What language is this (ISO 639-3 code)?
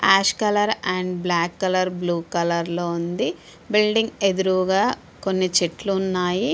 tel